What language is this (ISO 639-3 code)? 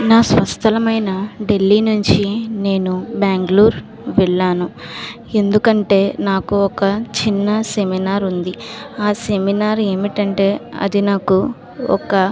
tel